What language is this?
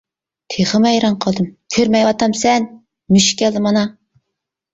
Uyghur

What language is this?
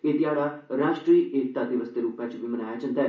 Dogri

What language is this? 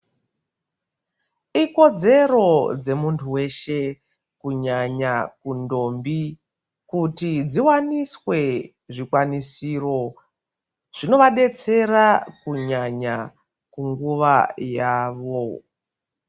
Ndau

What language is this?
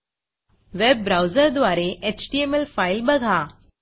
Marathi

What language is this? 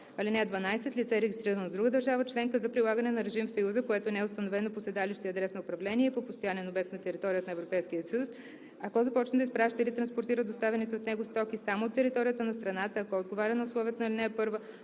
Bulgarian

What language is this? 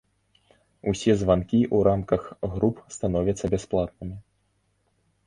Belarusian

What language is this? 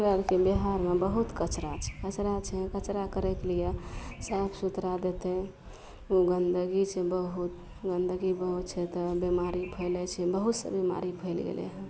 Maithili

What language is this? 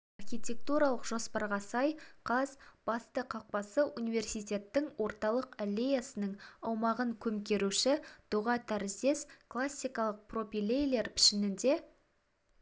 Kazakh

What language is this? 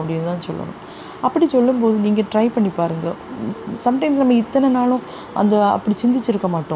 Tamil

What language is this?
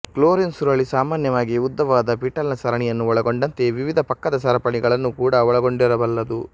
Kannada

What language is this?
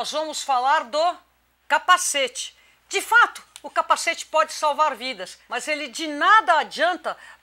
Portuguese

